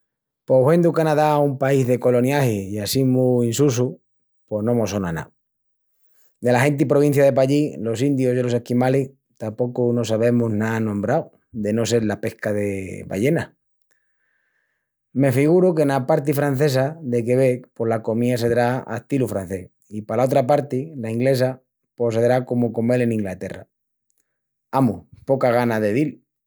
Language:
Extremaduran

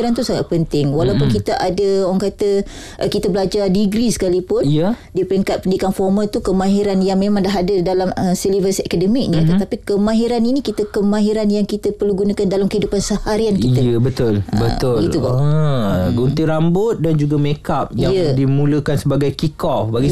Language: Malay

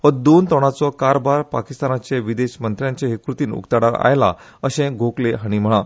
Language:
Konkani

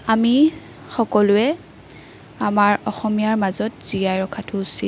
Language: Assamese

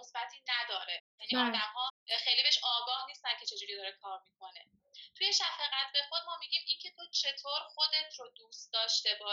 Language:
Persian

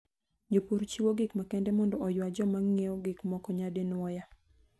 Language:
Luo (Kenya and Tanzania)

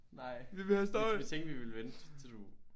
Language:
Danish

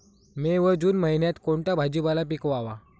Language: Marathi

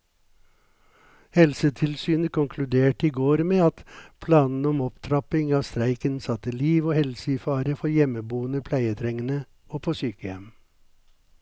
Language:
Norwegian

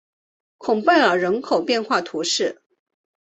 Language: Chinese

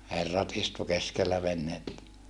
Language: Finnish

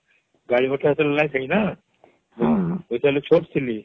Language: Odia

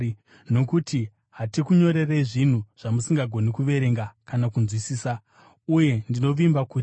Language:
Shona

